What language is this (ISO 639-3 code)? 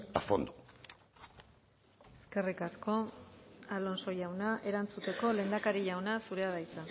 eus